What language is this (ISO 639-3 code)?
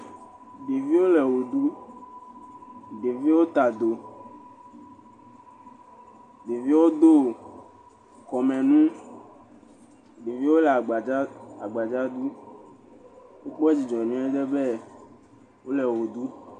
ewe